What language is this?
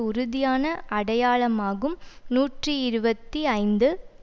Tamil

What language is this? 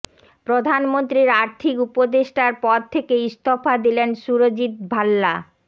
Bangla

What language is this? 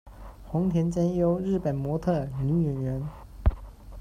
Chinese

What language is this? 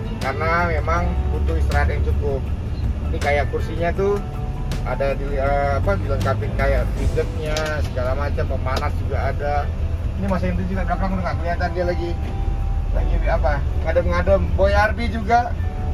Indonesian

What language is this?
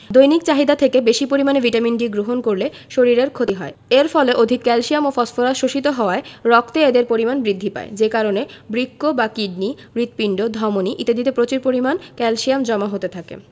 Bangla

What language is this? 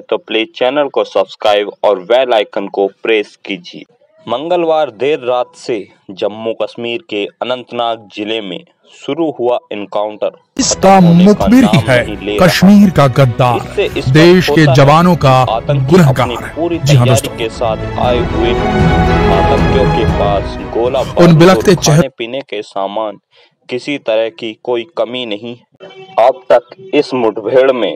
Hindi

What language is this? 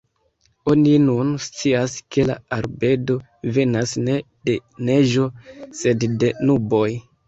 Esperanto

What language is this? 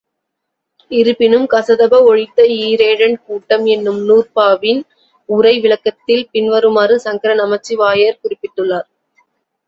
Tamil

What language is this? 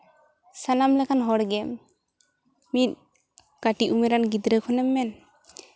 Santali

